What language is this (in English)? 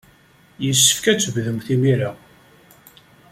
Kabyle